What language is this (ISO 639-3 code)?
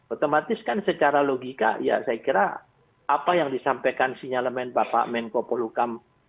ind